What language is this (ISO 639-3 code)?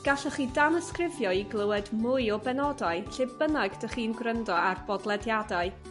cym